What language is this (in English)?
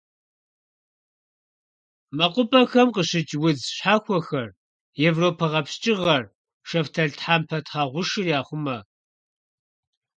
Kabardian